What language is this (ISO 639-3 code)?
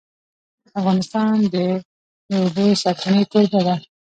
pus